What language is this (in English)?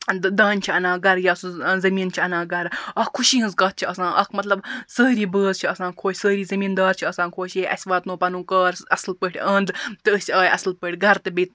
Kashmiri